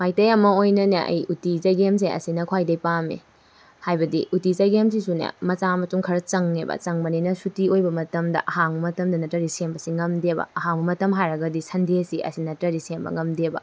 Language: Manipuri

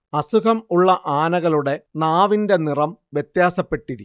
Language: Malayalam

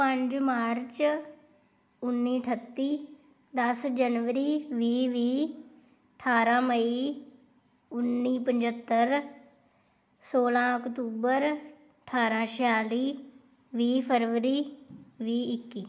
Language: Punjabi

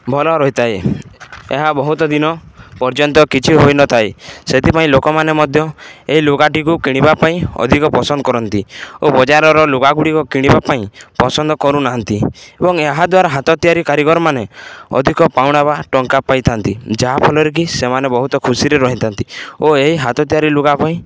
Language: Odia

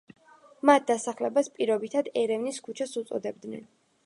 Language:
Georgian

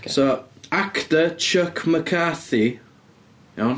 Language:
Welsh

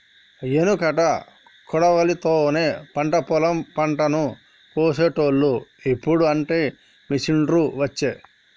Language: Telugu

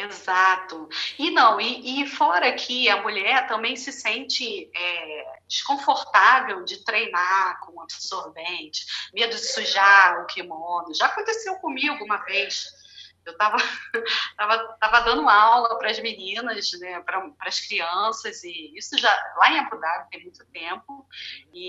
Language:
Portuguese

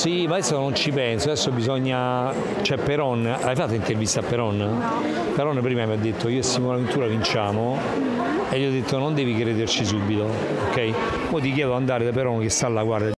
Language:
Italian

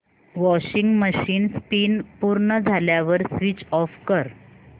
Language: Marathi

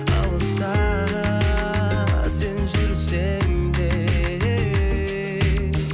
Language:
Kazakh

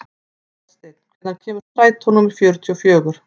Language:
Icelandic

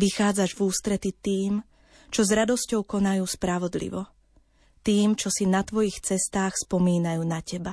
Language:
Slovak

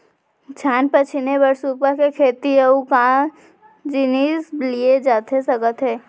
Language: Chhattisgarhi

